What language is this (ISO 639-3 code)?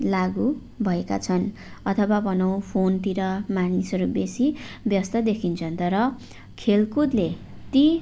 nep